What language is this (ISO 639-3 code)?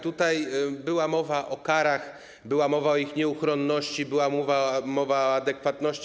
pol